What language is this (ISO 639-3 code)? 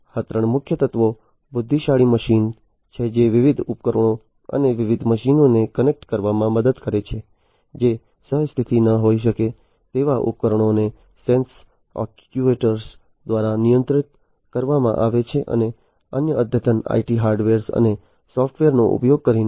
guj